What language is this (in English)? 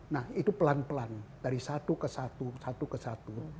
Indonesian